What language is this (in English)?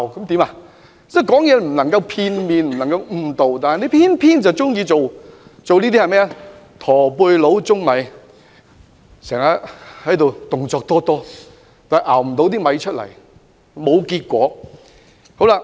Cantonese